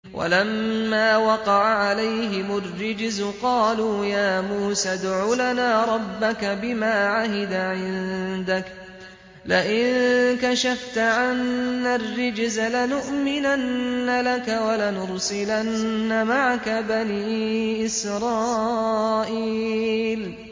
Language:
Arabic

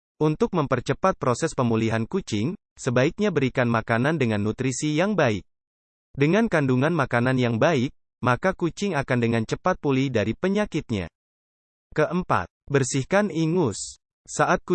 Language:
Indonesian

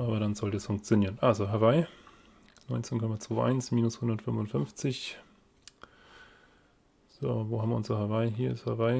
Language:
German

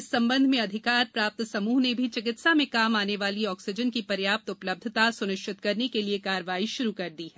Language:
Hindi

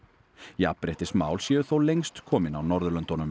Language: Icelandic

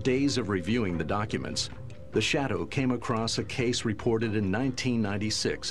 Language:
English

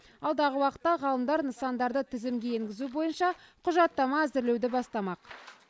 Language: Kazakh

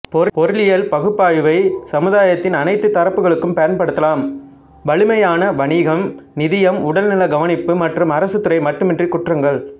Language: Tamil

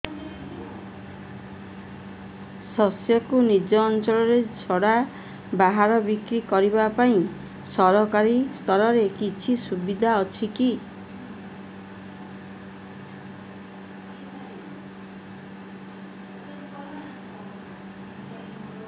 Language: Odia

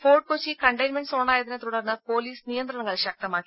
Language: Malayalam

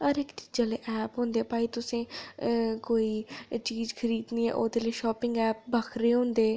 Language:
Dogri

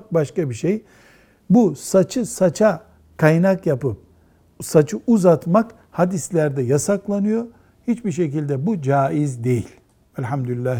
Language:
Turkish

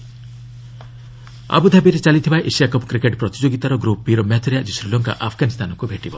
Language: Odia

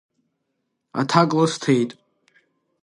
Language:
Abkhazian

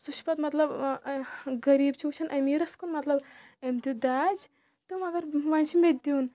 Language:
Kashmiri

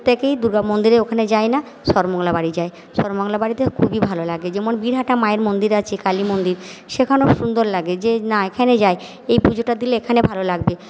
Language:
Bangla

